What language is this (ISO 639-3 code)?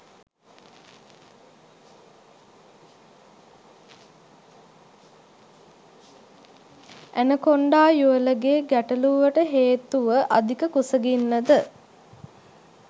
sin